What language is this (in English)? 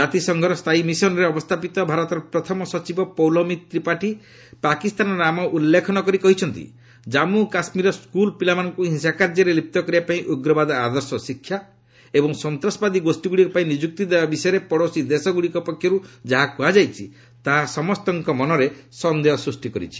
Odia